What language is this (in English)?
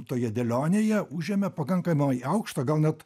Lithuanian